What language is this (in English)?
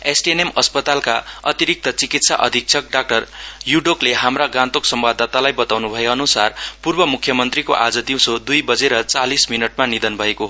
Nepali